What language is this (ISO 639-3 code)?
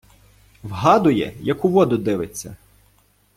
ukr